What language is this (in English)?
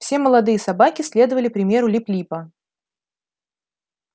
Russian